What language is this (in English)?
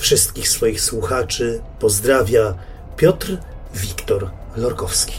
Polish